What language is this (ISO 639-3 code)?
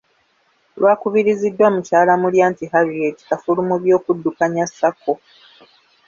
lug